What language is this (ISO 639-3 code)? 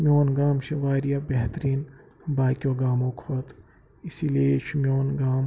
kas